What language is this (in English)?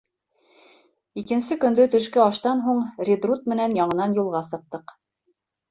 Bashkir